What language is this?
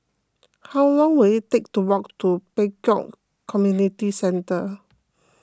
English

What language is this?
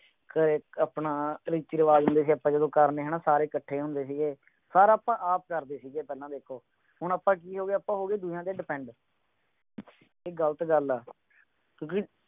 Punjabi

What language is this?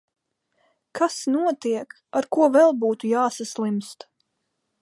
Latvian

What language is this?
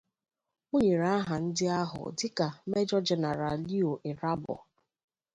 Igbo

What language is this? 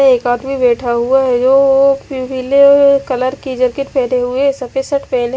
Hindi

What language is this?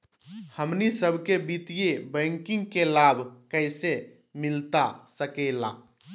Magahi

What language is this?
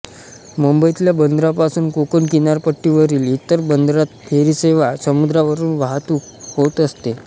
Marathi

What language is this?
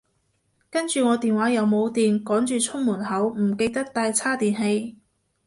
Cantonese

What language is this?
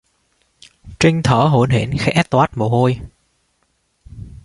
Vietnamese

